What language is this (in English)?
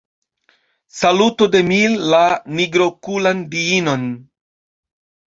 Esperanto